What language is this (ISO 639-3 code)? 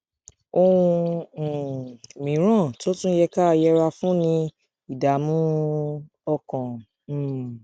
yor